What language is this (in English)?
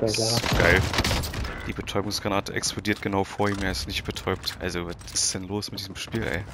German